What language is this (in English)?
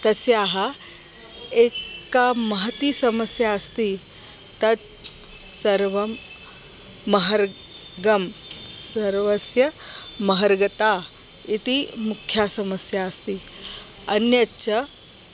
Sanskrit